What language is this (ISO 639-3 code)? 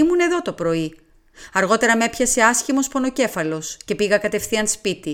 ell